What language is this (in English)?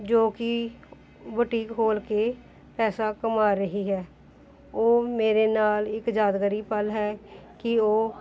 Punjabi